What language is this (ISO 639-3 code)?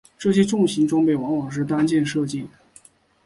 zho